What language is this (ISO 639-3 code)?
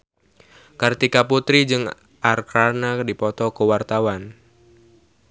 sun